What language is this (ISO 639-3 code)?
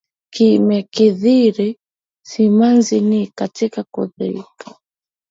swa